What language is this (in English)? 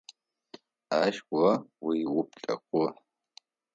Adyghe